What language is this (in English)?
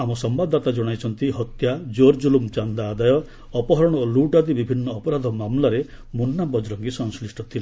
Odia